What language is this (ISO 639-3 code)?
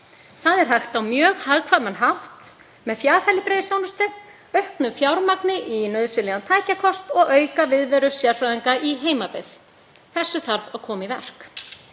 isl